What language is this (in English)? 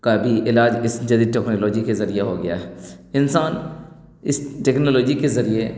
Urdu